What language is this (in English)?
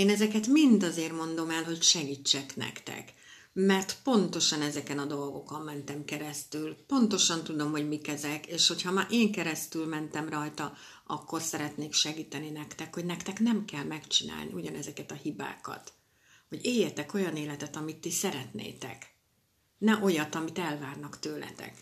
Hungarian